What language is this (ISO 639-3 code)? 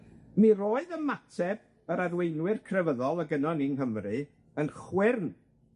cym